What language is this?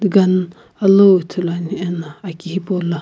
Sumi Naga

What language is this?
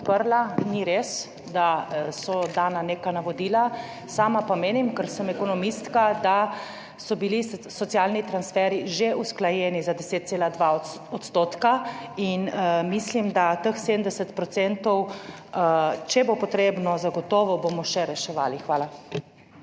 Slovenian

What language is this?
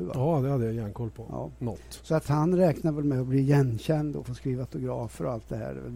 Swedish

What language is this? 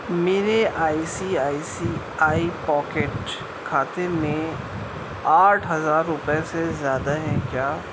Urdu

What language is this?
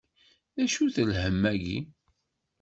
Kabyle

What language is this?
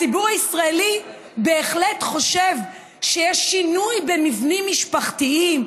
Hebrew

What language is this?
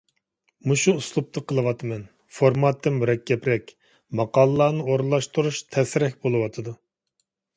Uyghur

